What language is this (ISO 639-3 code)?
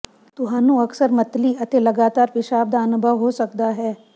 pan